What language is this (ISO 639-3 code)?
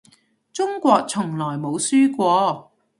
yue